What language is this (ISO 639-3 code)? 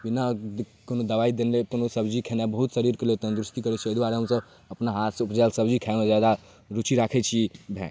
mai